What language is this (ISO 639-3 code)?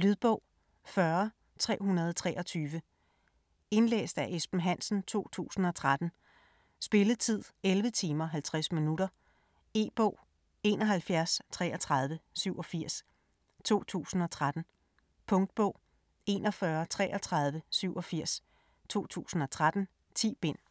dan